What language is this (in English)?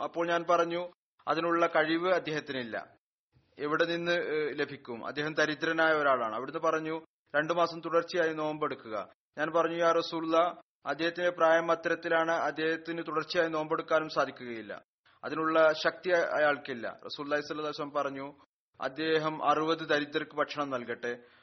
Malayalam